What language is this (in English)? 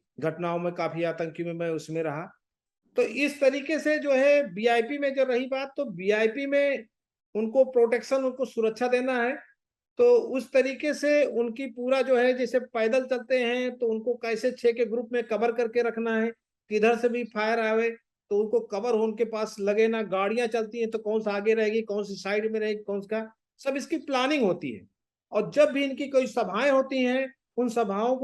Hindi